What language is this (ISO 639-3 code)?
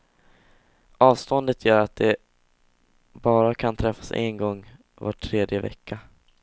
swe